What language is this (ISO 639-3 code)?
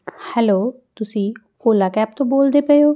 pan